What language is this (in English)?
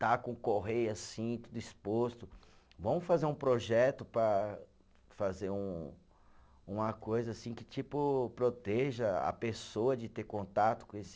Portuguese